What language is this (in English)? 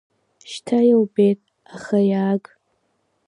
Abkhazian